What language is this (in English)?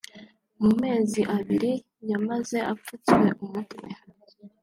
Kinyarwanda